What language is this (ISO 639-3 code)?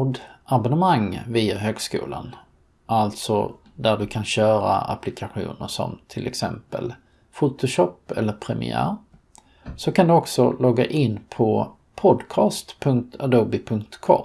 swe